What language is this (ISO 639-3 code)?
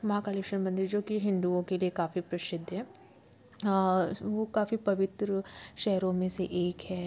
hin